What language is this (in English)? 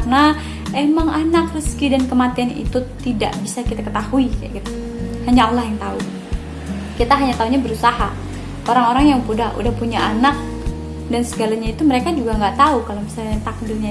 Indonesian